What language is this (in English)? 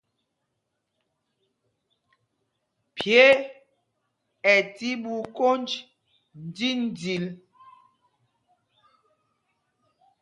Mpumpong